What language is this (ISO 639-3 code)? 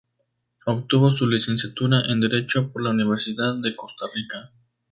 spa